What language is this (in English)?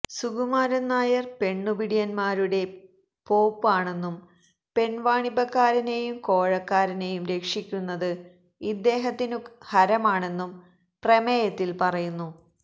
Malayalam